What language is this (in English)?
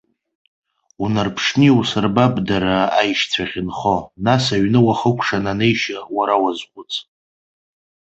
Abkhazian